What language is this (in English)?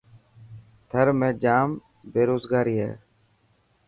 Dhatki